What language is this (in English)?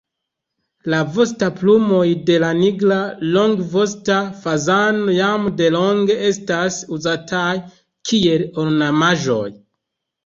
Esperanto